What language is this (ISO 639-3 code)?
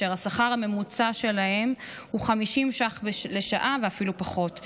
heb